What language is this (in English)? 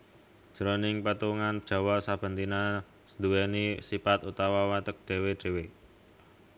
Javanese